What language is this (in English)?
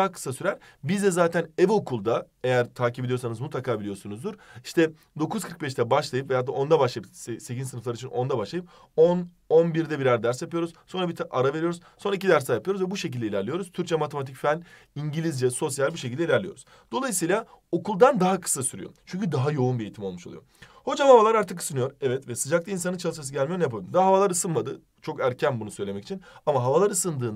Turkish